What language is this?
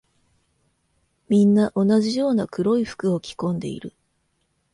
Japanese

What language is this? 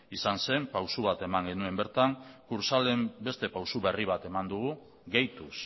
Basque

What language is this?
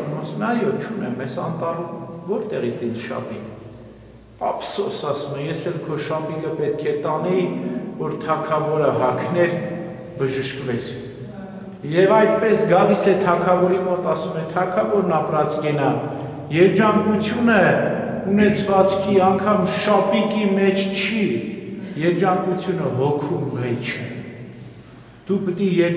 Romanian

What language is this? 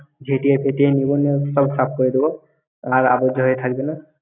Bangla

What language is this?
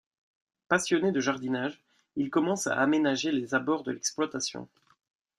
French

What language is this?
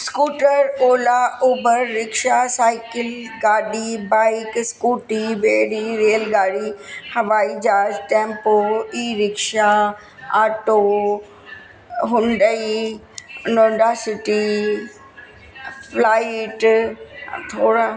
Sindhi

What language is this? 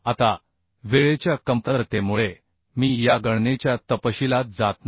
Marathi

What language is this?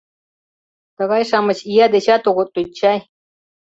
Mari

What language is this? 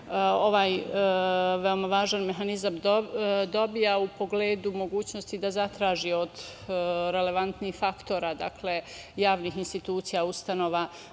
Serbian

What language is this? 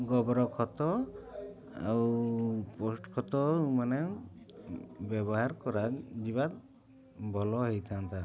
Odia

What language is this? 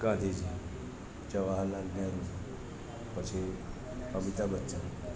Gujarati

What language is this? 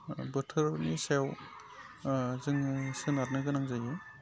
Bodo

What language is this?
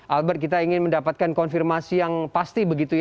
Indonesian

